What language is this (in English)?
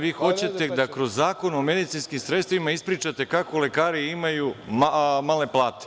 Serbian